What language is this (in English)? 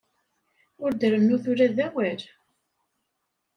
Kabyle